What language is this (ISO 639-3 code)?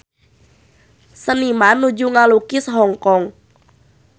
sun